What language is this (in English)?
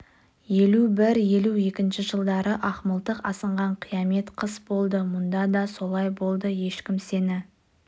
Kazakh